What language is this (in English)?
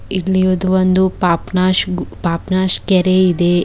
Kannada